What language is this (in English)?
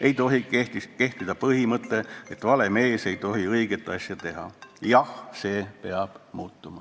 Estonian